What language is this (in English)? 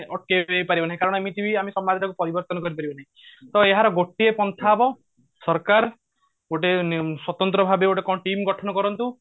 Odia